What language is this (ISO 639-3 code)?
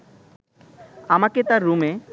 ben